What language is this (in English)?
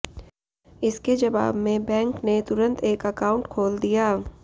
Hindi